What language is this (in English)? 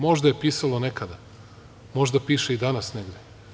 Serbian